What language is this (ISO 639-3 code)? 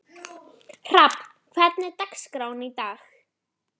isl